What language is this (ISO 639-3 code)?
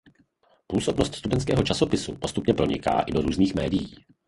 ces